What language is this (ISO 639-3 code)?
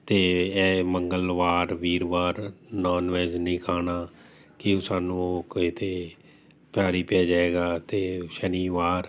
pan